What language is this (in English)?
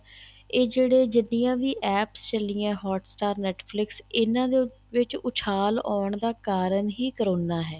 Punjabi